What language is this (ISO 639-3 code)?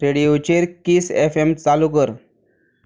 kok